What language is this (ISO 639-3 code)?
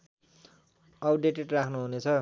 nep